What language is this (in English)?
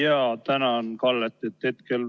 Estonian